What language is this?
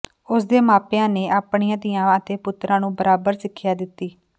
Punjabi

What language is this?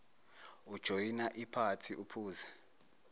Zulu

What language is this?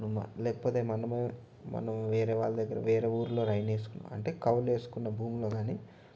Telugu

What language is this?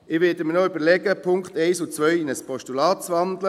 Swiss German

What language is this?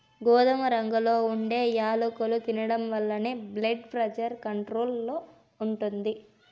Telugu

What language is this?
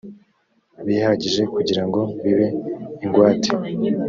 Kinyarwanda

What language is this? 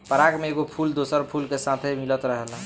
Bhojpuri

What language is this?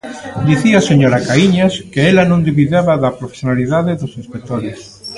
Galician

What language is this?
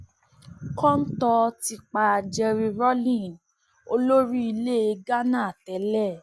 Yoruba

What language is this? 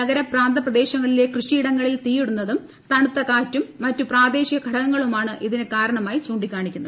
Malayalam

